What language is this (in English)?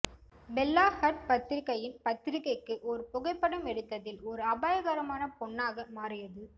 Tamil